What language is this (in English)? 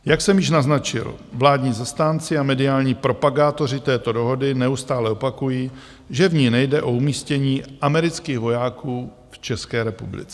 Czech